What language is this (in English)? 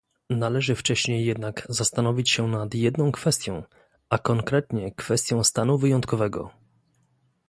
Polish